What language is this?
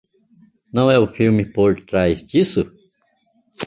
Portuguese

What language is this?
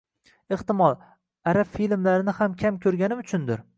Uzbek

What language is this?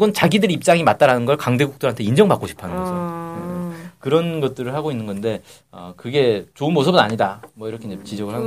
Korean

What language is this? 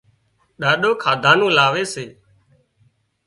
Wadiyara Koli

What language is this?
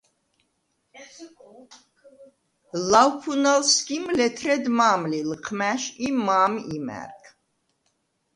Svan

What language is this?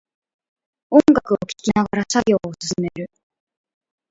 Japanese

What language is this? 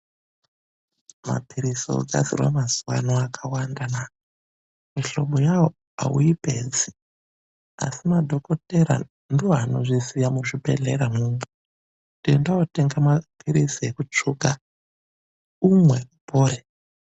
Ndau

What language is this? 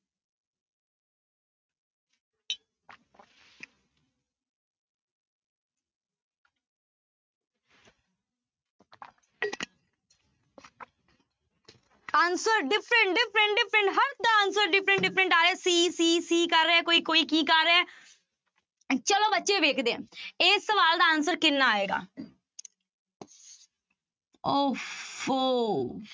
Punjabi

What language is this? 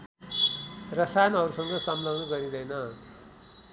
Nepali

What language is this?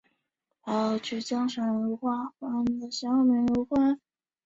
Chinese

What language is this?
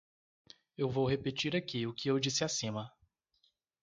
Portuguese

